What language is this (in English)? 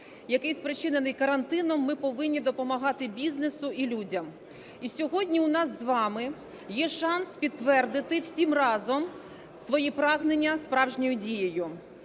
Ukrainian